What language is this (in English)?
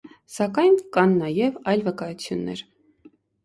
Armenian